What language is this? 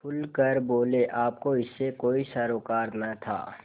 Hindi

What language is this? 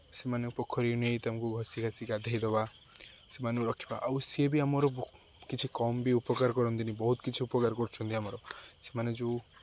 Odia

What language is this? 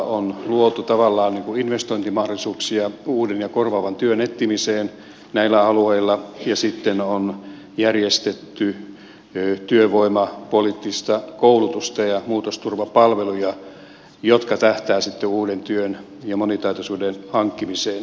Finnish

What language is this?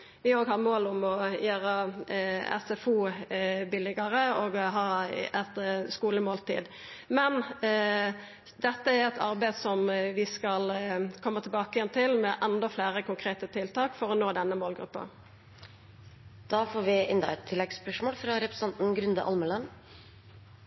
Norwegian Nynorsk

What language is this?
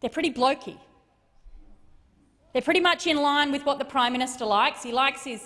English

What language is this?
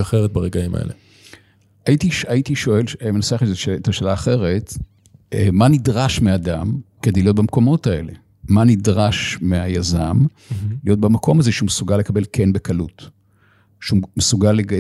Hebrew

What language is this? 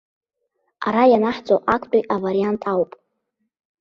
Abkhazian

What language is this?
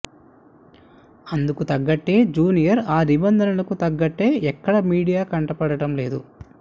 Telugu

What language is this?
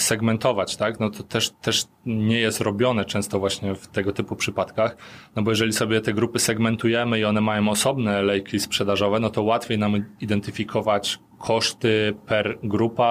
Polish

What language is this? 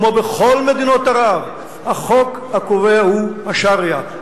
Hebrew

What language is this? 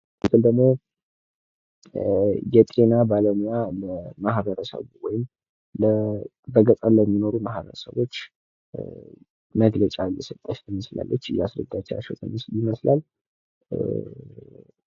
Amharic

